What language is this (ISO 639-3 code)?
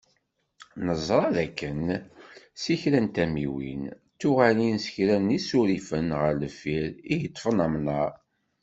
kab